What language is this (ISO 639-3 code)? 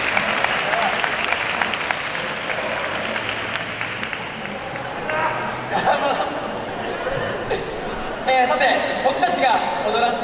jpn